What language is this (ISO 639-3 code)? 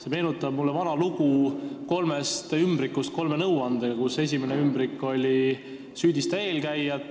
est